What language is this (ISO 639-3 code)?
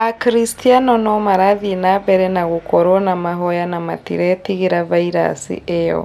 kik